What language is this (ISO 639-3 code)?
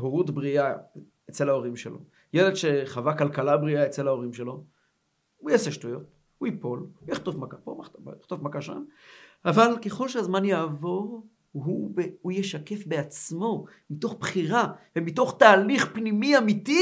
heb